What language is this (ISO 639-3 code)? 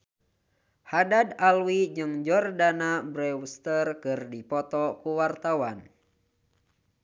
sun